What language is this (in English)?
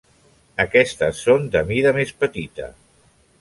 Catalan